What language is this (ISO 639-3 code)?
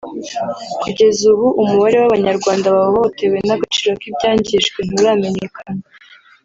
kin